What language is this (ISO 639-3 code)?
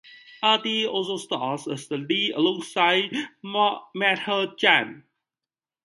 eng